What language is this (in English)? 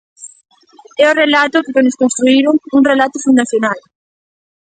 Galician